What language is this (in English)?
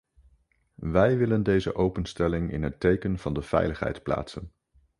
Dutch